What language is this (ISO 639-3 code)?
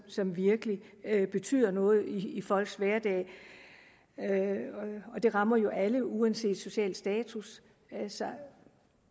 dan